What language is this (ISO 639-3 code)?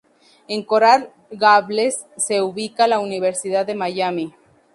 spa